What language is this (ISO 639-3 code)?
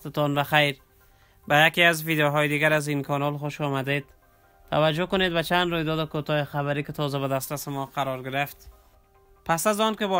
fas